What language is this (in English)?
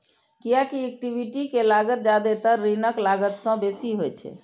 Maithili